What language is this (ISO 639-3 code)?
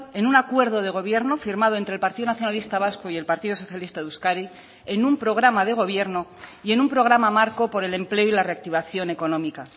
spa